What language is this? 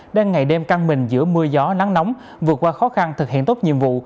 Vietnamese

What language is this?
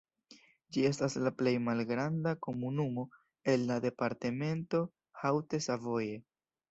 Esperanto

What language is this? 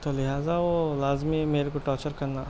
Urdu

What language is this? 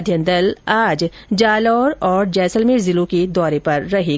Hindi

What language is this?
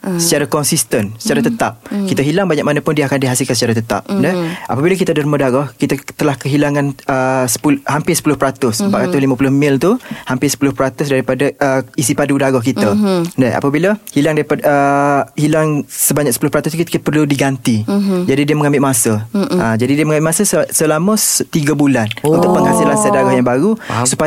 Malay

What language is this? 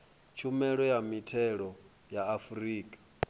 Venda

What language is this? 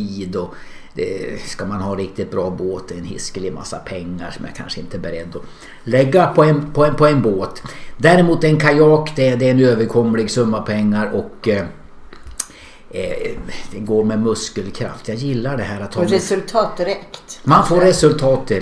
Swedish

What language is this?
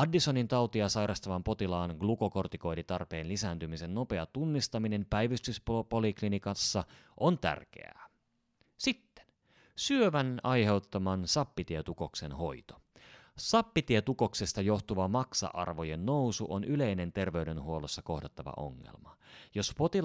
Finnish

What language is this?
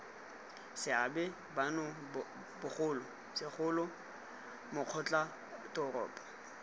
Tswana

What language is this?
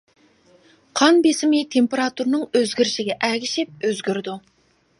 Uyghur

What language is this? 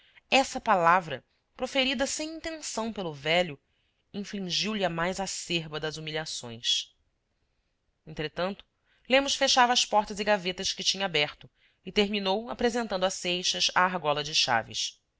Portuguese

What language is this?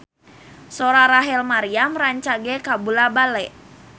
Sundanese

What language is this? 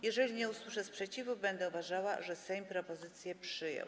Polish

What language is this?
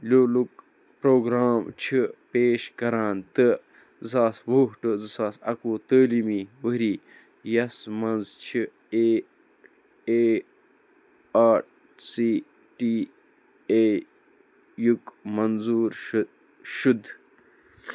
Kashmiri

